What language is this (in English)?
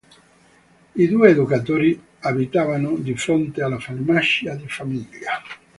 Italian